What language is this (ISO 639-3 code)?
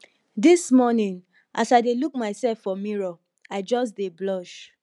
pcm